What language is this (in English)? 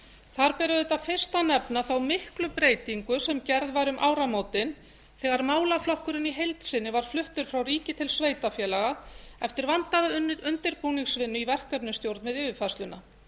Icelandic